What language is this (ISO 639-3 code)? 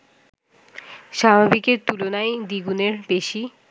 ben